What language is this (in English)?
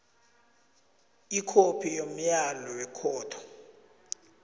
South Ndebele